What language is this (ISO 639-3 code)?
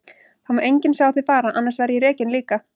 isl